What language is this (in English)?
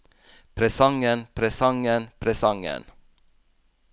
Norwegian